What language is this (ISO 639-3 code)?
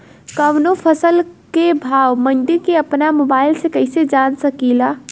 bho